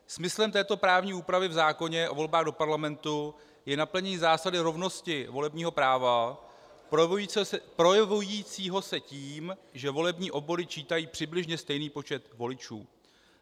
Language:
Czech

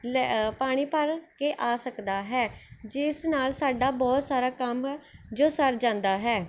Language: Punjabi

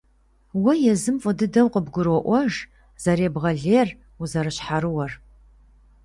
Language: Kabardian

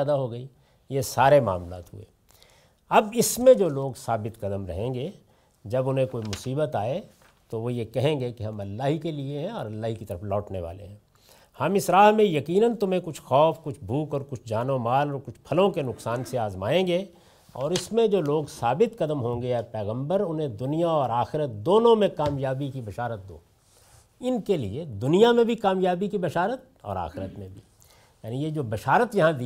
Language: Urdu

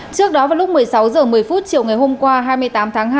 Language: Vietnamese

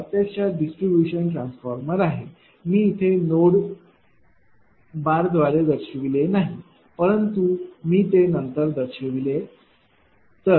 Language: Marathi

